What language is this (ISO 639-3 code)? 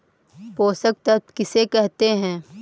mag